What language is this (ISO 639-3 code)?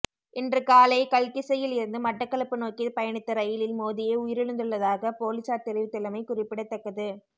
tam